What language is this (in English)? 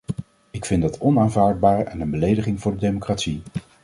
Dutch